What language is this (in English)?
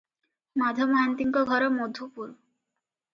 Odia